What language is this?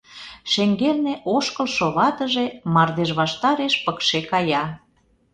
Mari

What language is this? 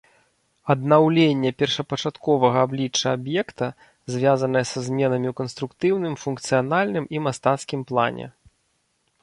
Belarusian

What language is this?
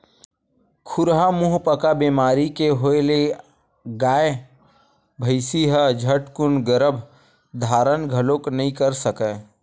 Chhattisgarhi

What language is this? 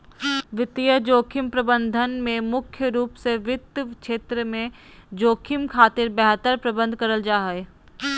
Magahi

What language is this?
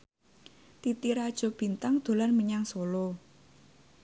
Javanese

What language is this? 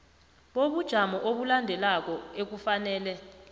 South Ndebele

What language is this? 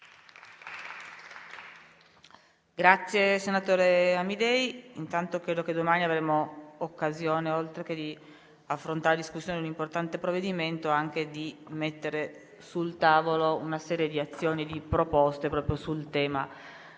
Italian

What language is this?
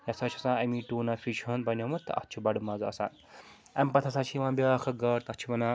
Kashmiri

